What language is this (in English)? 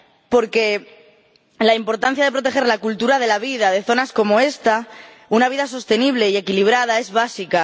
Spanish